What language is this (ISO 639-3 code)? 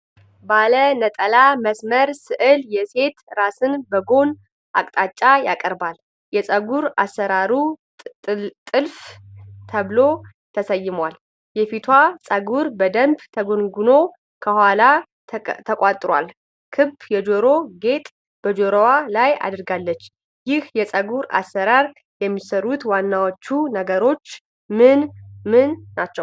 amh